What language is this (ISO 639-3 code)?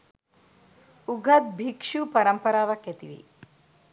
sin